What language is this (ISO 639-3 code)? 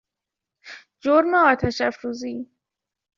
fas